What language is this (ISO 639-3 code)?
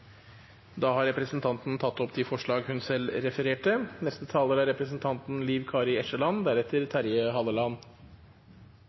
nor